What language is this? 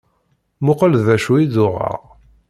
Kabyle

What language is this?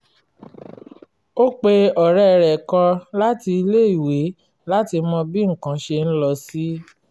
Yoruba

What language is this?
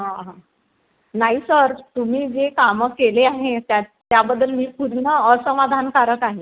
Marathi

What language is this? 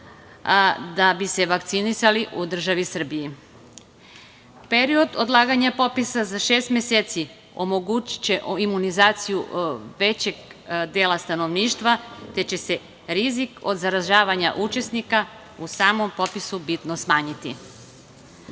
Serbian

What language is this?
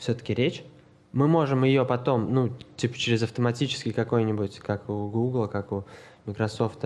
Russian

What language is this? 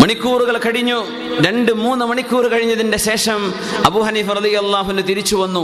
Malayalam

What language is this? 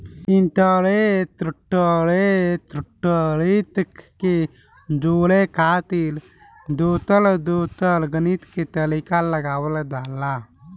Bhojpuri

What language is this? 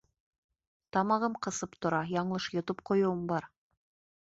Bashkir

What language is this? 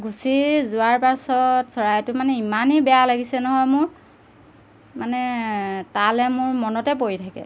Assamese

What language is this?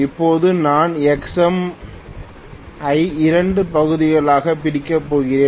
Tamil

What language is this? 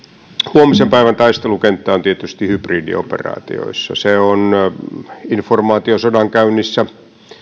Finnish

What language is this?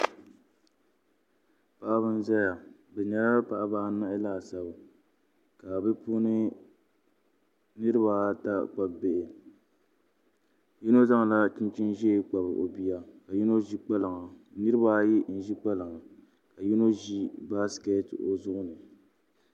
Dagbani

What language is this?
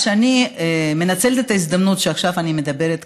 Hebrew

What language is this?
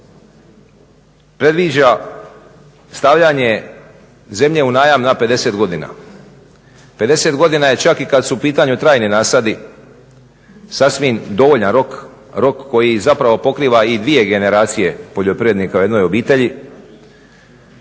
Croatian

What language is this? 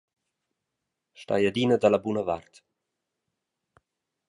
Romansh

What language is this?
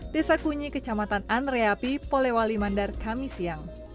Indonesian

